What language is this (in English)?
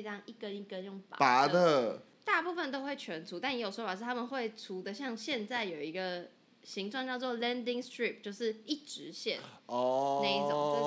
Chinese